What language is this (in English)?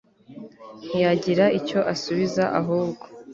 Kinyarwanda